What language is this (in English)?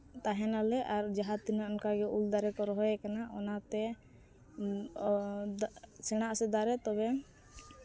Santali